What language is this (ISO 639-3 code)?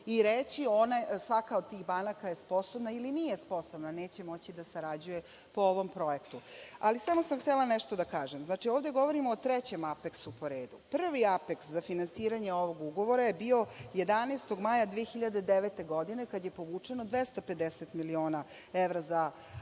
srp